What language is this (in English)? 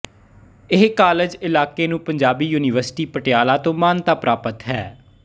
Punjabi